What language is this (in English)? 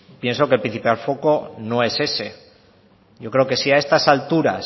Spanish